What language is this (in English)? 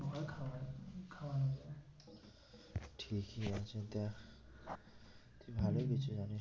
Bangla